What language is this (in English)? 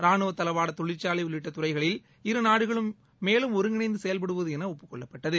Tamil